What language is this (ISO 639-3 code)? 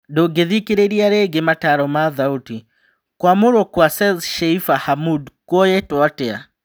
kik